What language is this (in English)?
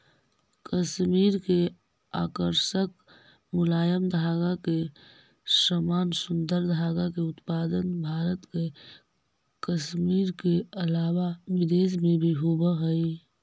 Magahi